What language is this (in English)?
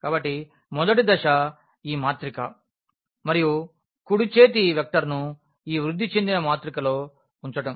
Telugu